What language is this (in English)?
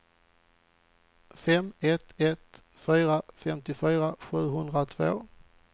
Swedish